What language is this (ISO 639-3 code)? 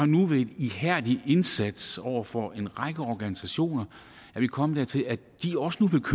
dan